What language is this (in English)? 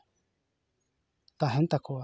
Santali